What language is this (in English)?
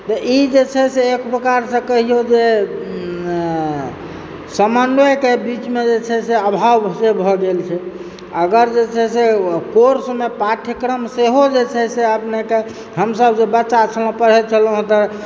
Maithili